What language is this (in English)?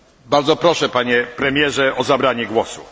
Polish